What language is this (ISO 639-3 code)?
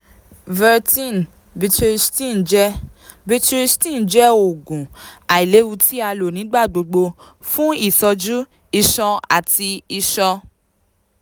yor